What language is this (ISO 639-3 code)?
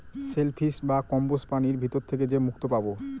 ben